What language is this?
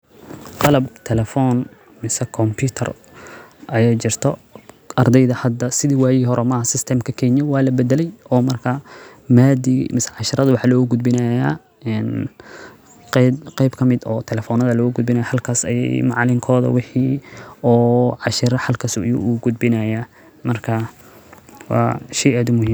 Somali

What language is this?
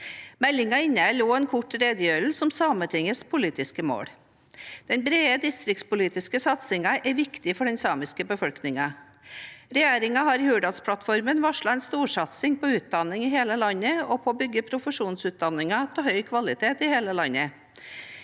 Norwegian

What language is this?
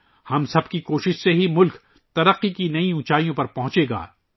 Urdu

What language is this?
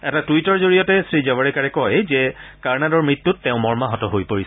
Assamese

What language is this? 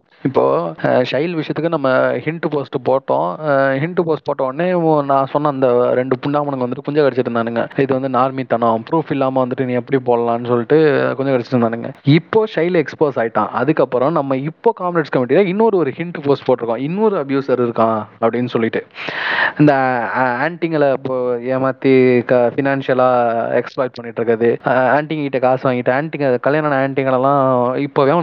Tamil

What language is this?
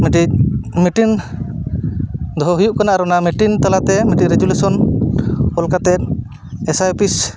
Santali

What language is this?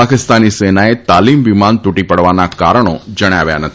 Gujarati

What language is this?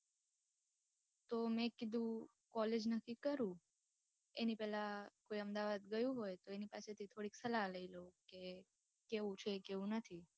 Gujarati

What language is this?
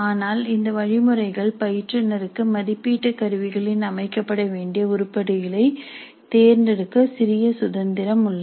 Tamil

